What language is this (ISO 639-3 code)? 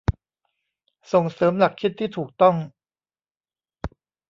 tha